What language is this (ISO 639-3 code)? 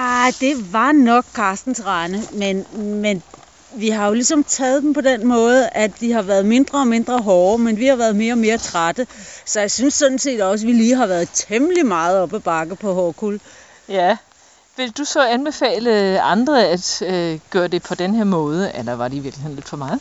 dan